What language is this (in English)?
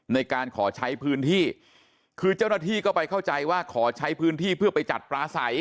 Thai